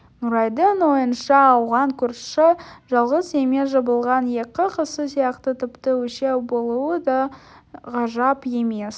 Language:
Kazakh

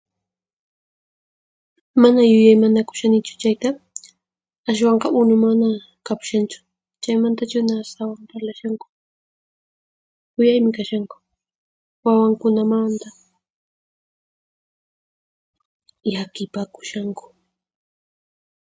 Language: Puno Quechua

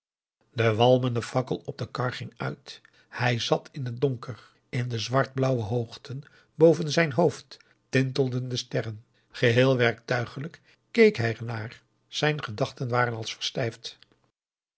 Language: Dutch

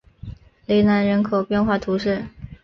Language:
Chinese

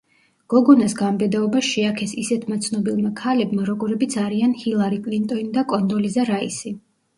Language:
Georgian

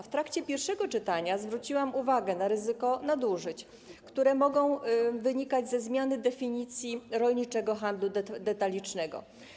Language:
Polish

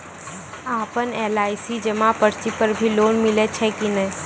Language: Maithili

